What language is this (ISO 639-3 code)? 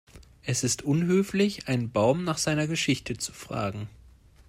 deu